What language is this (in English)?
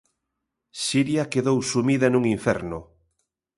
Galician